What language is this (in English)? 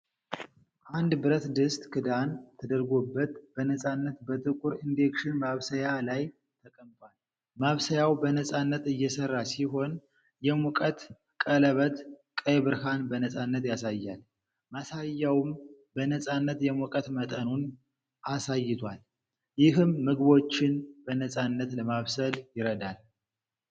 Amharic